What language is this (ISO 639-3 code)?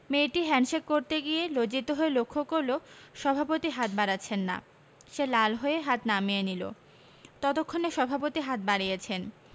ben